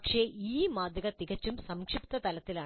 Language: Malayalam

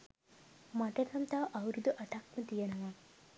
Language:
Sinhala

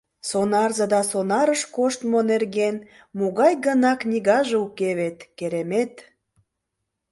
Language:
Mari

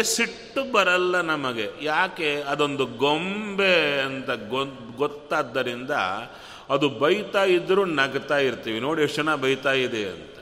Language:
Kannada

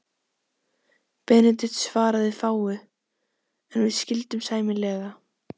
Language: Icelandic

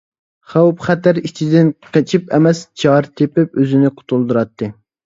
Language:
Uyghur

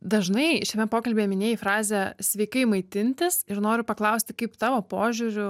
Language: Lithuanian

